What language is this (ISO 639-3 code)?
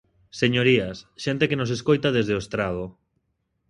glg